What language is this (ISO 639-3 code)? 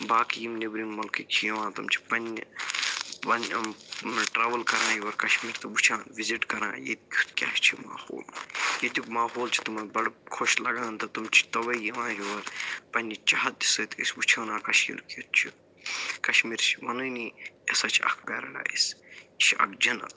kas